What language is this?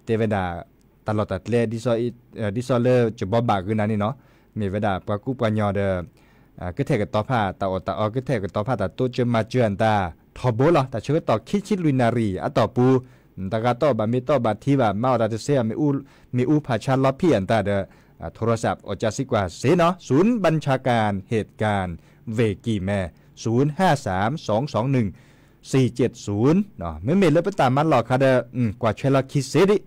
Thai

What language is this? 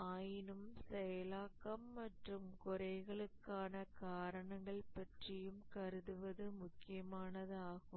Tamil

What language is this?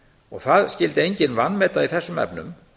Icelandic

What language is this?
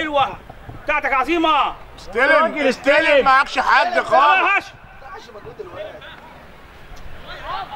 Arabic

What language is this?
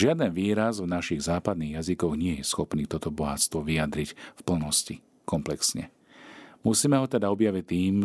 Slovak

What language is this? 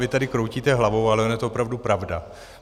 Czech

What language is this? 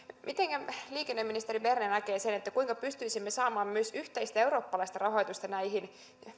Finnish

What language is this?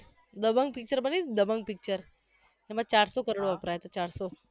Gujarati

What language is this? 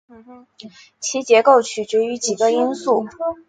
Chinese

